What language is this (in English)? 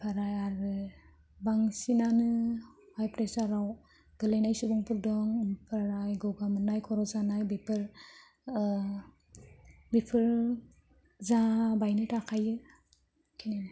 Bodo